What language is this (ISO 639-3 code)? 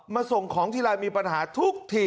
tha